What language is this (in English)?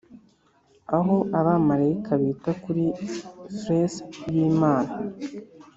Kinyarwanda